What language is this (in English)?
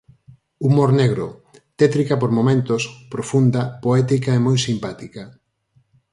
Galician